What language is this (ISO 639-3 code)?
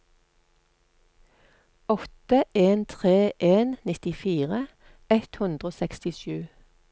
nor